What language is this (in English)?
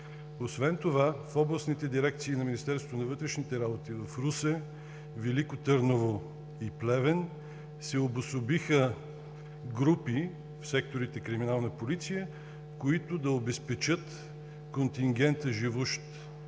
Bulgarian